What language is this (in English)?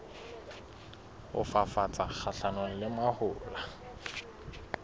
Southern Sotho